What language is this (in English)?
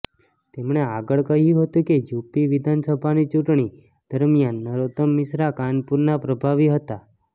Gujarati